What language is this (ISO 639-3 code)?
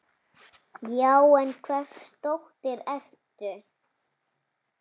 isl